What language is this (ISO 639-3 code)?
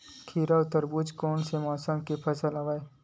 hne